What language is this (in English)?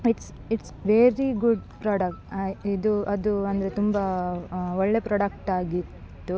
Kannada